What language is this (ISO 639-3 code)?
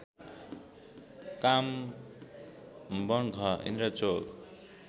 nep